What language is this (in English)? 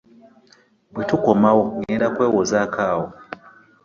Ganda